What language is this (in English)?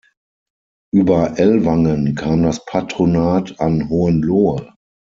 German